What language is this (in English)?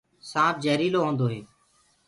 Gurgula